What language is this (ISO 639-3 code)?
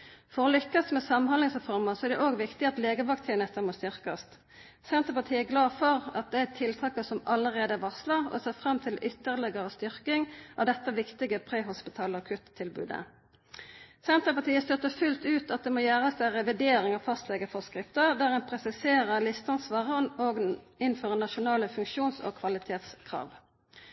nno